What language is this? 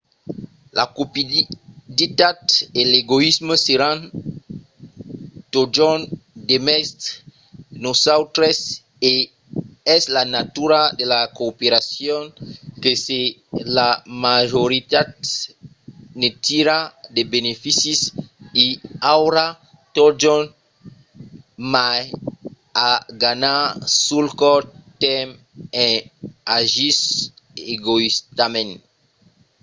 Occitan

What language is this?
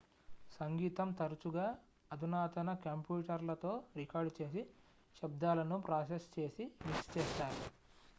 Telugu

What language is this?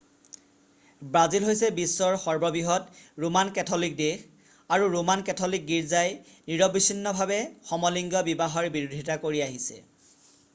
Assamese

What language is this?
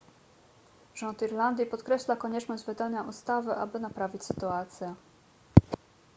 Polish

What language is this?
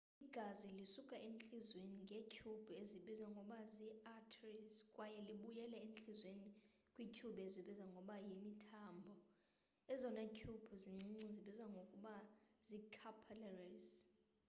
Xhosa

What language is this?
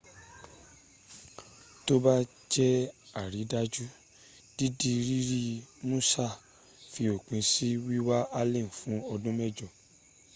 Yoruba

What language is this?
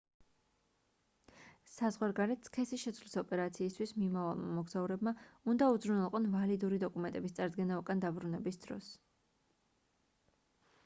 Georgian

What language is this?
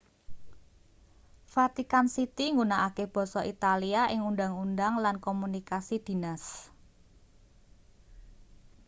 Javanese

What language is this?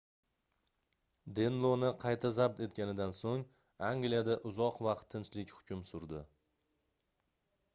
Uzbek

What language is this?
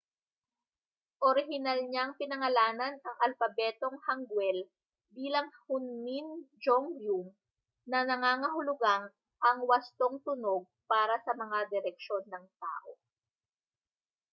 Filipino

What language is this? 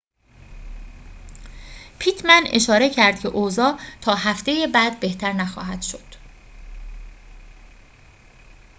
Persian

